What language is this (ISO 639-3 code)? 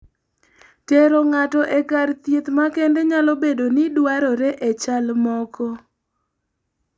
luo